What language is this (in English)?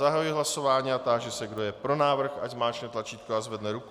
Czech